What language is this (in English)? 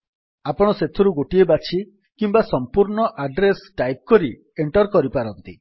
Odia